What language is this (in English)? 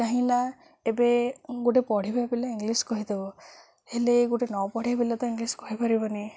Odia